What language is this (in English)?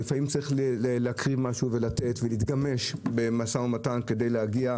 Hebrew